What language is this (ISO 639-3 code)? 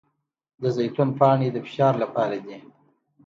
pus